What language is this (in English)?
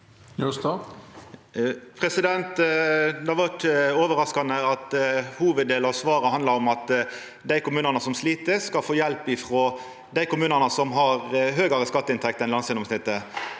Norwegian